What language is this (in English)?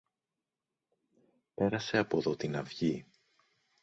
Greek